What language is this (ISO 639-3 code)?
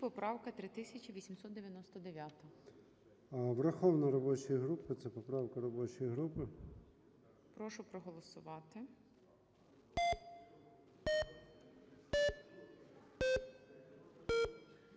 ukr